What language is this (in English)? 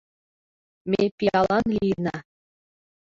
Mari